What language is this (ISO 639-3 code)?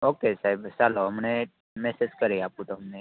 guj